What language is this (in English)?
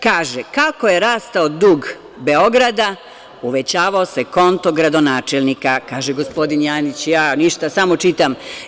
Serbian